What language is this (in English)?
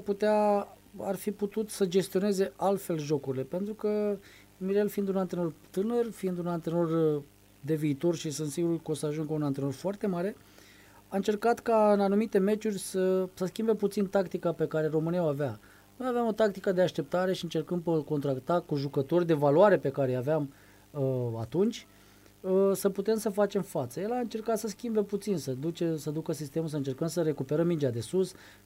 Romanian